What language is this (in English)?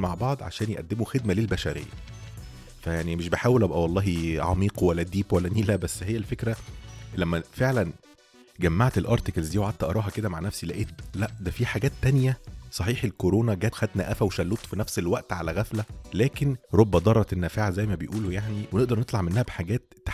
Arabic